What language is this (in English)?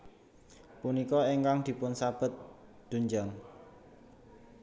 Javanese